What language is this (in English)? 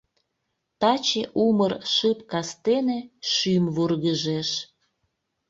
Mari